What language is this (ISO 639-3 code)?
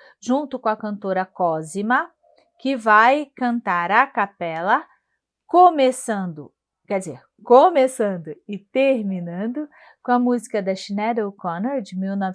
por